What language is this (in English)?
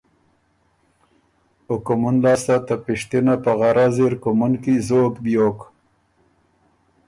Ormuri